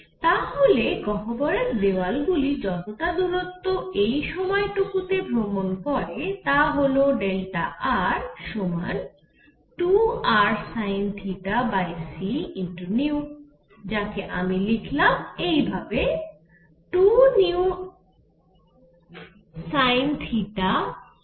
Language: Bangla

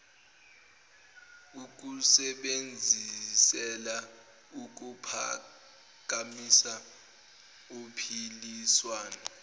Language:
Zulu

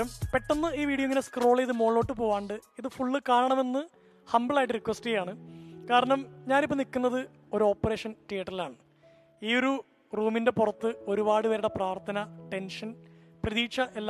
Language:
Malayalam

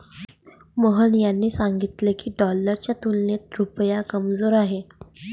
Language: Marathi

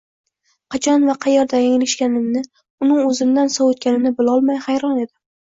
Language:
Uzbek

